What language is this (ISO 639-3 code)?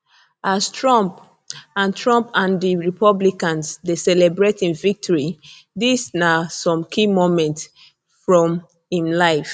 pcm